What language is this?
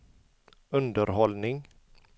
Swedish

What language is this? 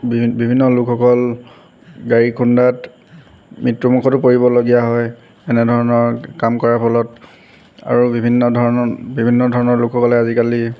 Assamese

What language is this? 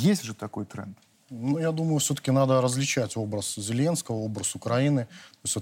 Russian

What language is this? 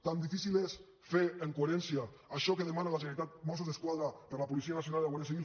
Catalan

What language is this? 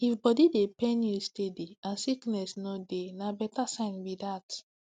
Nigerian Pidgin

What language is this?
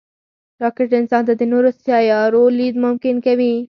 Pashto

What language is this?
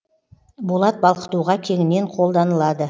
Kazakh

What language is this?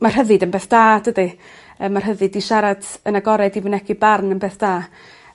Welsh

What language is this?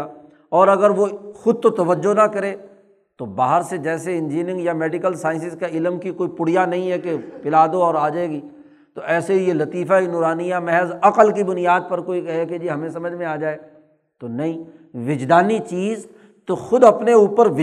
Urdu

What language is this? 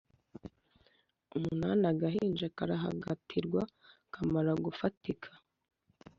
Kinyarwanda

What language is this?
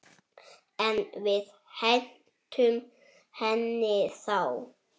Icelandic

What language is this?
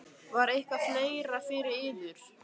Icelandic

